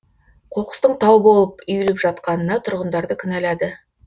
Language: Kazakh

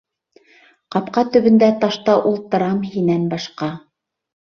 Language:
Bashkir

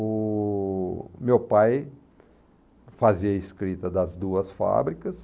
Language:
Portuguese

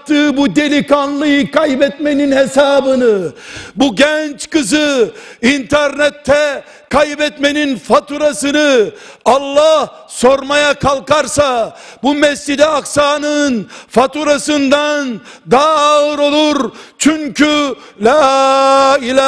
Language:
Turkish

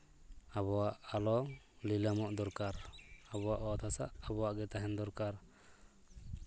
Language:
Santali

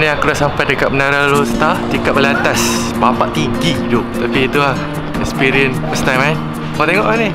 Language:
Malay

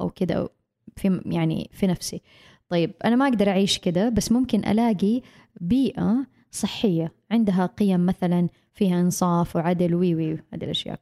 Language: Arabic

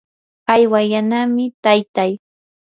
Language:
Yanahuanca Pasco Quechua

